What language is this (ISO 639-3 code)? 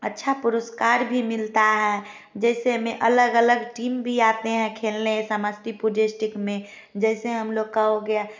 hin